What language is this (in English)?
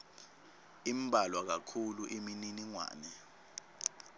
Swati